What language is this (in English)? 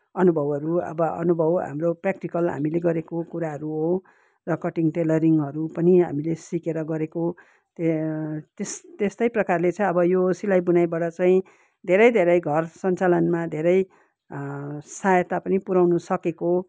Nepali